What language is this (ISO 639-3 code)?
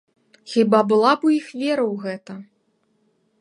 bel